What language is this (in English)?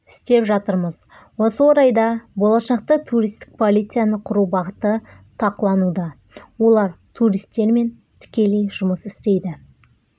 Kazakh